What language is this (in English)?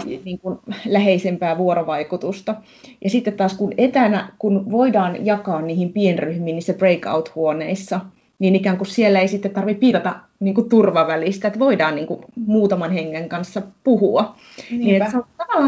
Finnish